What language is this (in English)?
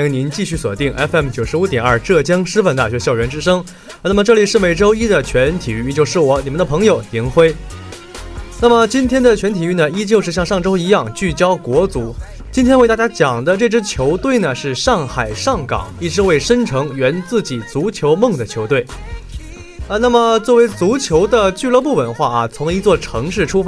Chinese